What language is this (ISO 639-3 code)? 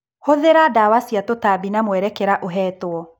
kik